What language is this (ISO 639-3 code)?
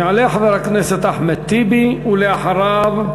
heb